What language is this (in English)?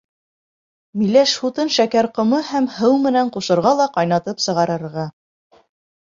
Bashkir